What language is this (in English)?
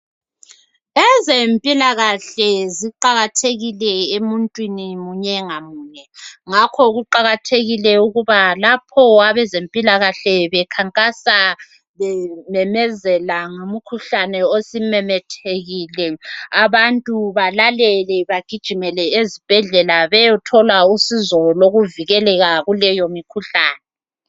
North Ndebele